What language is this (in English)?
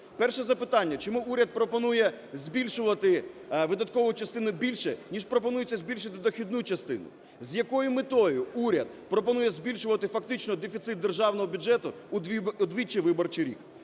Ukrainian